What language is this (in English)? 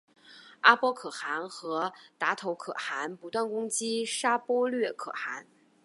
Chinese